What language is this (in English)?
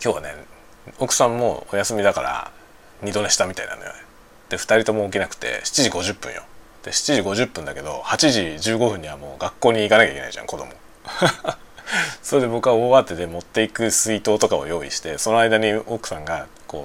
Japanese